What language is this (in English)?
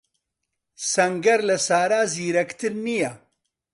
Central Kurdish